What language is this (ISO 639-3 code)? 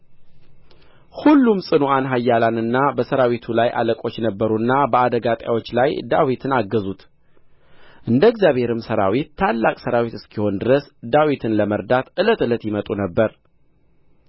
amh